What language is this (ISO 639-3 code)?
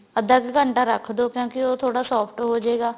pan